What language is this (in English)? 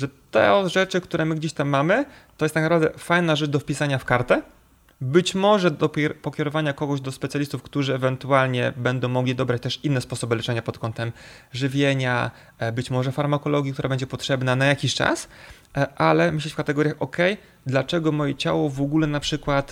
Polish